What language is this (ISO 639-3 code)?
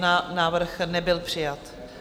ces